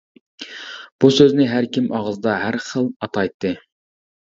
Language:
Uyghur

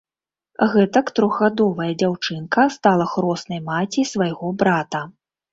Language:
Belarusian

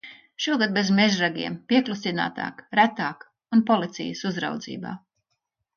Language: Latvian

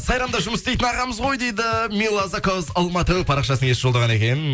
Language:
Kazakh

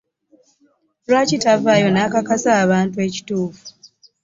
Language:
Ganda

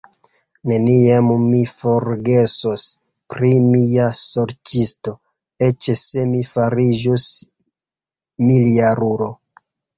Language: Esperanto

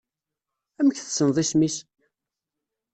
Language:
Kabyle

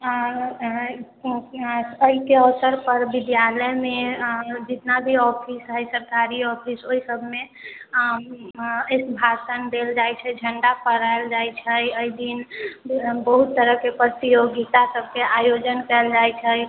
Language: Maithili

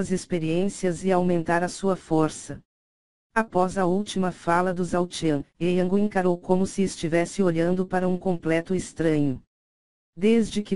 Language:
Portuguese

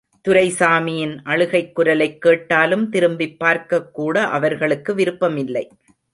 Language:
Tamil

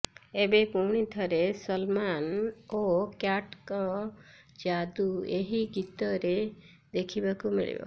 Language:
Odia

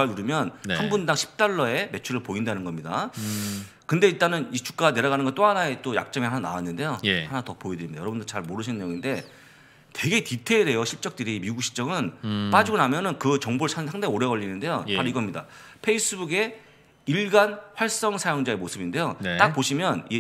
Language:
Korean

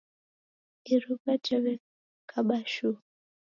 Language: Taita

